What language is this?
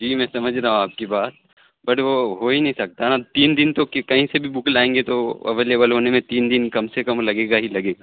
Urdu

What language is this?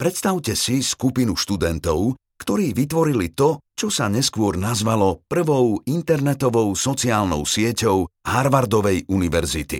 Slovak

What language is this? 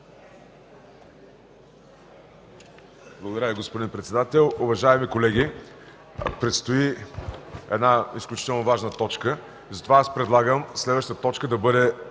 Bulgarian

